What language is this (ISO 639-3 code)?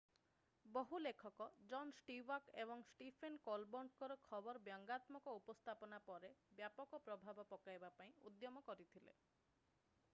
ori